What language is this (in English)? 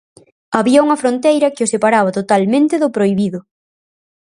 Galician